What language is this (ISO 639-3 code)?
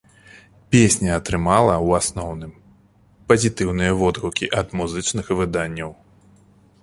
bel